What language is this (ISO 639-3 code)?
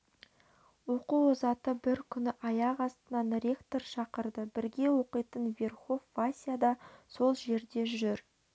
kaz